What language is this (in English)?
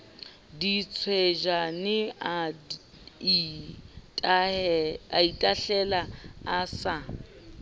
Southern Sotho